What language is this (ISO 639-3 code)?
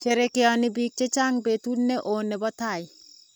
kln